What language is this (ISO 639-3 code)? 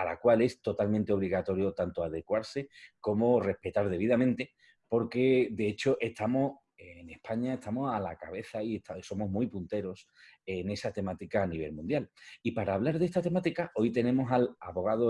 spa